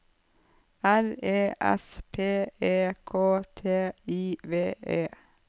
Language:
Norwegian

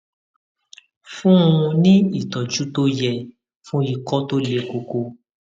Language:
Yoruba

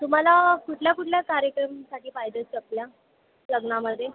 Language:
Marathi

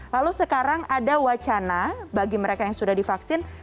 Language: Indonesian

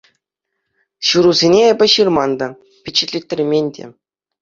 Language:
Chuvash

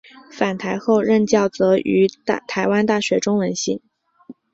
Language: Chinese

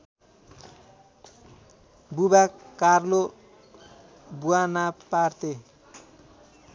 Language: Nepali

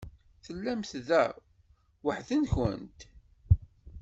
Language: Kabyle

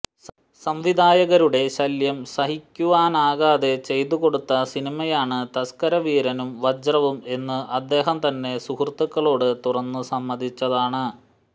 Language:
Malayalam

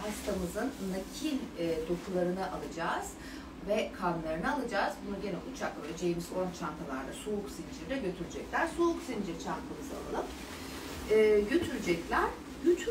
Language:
Turkish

